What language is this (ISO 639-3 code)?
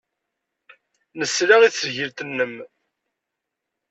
kab